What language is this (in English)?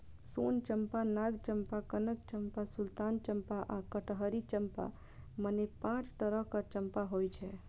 Maithili